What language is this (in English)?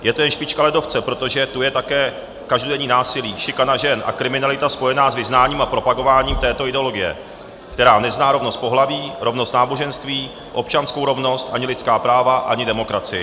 Czech